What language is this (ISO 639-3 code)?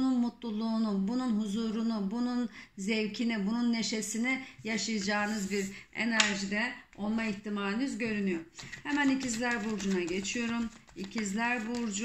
tur